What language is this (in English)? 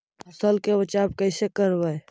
Magahi